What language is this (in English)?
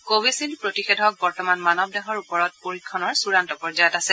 Assamese